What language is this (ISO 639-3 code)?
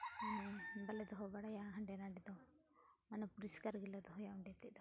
sat